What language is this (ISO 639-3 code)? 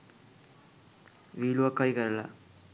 sin